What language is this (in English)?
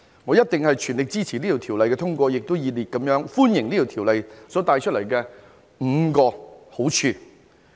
Cantonese